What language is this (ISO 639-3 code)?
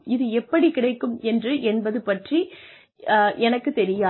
tam